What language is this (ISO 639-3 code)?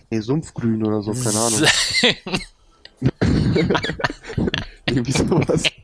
deu